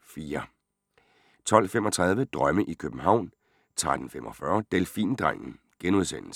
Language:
Danish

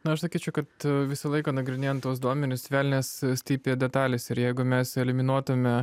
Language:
Lithuanian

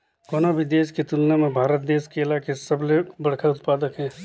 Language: Chhattisgarhi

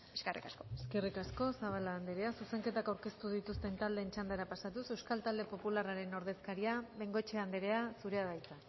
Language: Basque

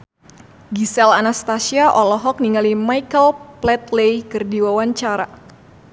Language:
Sundanese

